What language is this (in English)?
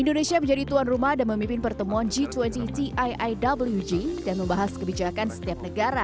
Indonesian